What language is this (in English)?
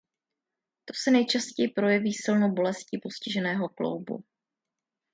Czech